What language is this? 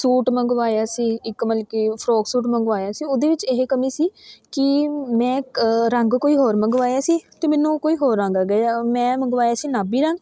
Punjabi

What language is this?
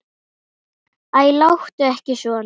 Icelandic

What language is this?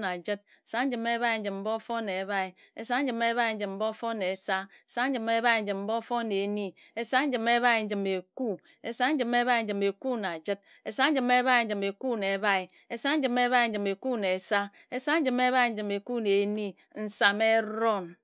Ejagham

